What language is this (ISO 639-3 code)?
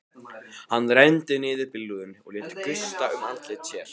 isl